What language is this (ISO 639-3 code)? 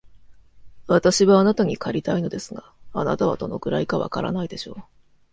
jpn